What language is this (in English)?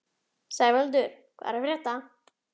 Icelandic